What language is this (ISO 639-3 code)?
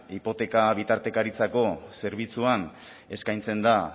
eus